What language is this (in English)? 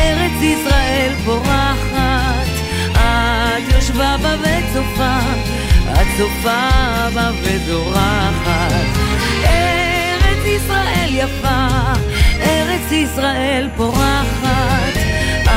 Hebrew